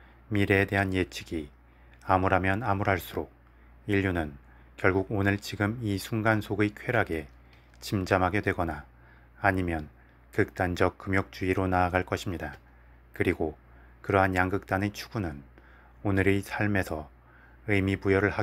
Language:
Korean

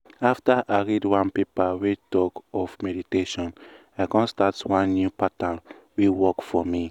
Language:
Nigerian Pidgin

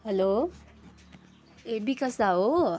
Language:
Nepali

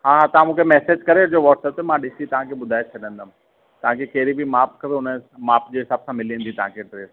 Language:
Sindhi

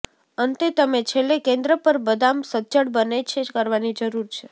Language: Gujarati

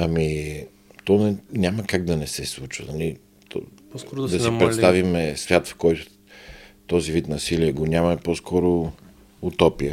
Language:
Bulgarian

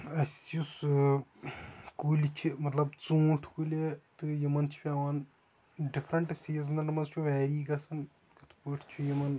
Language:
Kashmiri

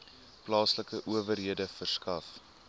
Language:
Afrikaans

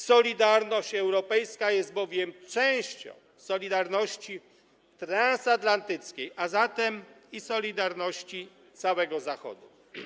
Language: Polish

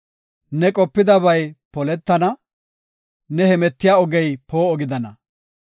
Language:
Gofa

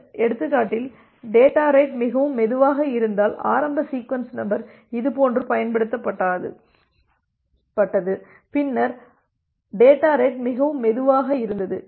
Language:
Tamil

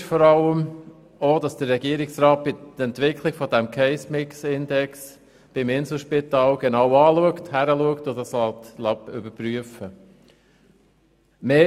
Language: Swiss German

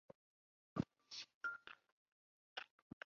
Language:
Chinese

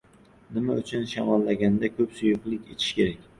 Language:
Uzbek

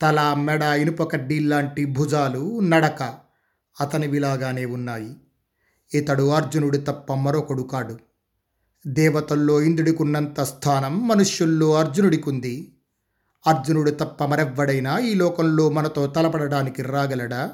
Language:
Telugu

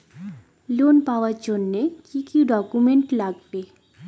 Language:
Bangla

